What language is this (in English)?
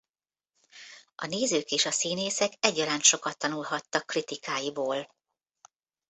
Hungarian